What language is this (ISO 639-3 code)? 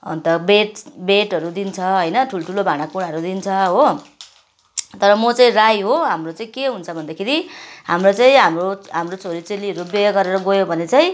nep